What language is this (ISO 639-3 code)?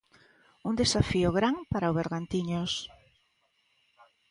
glg